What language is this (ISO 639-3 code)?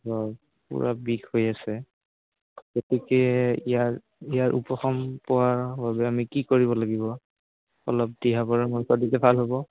asm